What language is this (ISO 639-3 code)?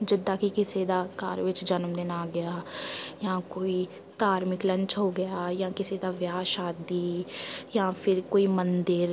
pan